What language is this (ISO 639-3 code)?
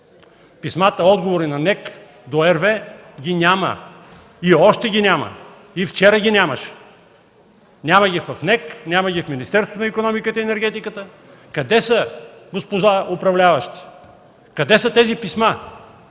bul